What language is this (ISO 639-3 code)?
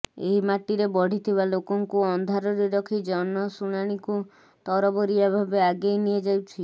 ori